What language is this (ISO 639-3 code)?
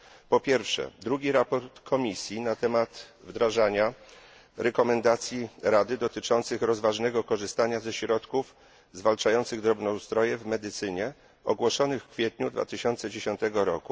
pol